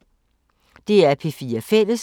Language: Danish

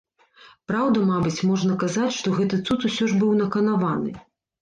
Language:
Belarusian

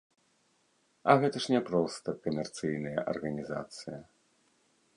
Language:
Belarusian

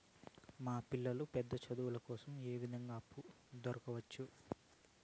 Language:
Telugu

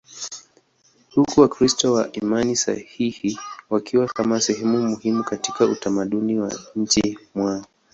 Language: Swahili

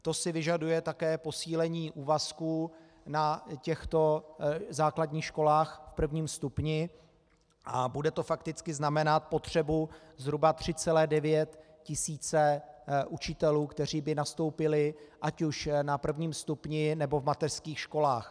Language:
Czech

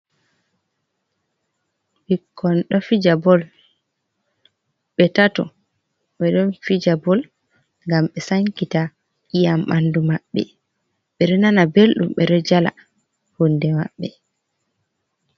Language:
Fula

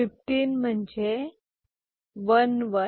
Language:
Marathi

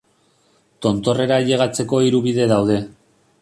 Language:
Basque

